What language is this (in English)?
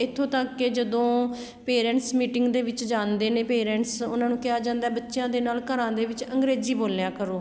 Punjabi